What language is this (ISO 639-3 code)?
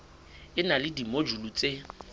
sot